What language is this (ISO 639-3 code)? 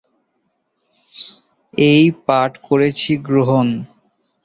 ben